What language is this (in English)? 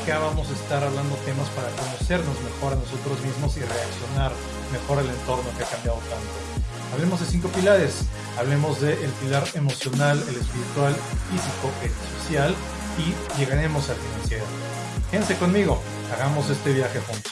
Spanish